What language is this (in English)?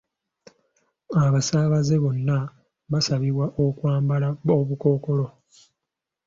Ganda